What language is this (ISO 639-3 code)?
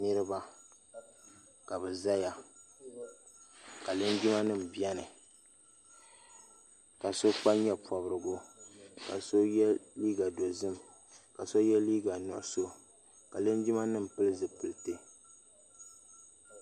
dag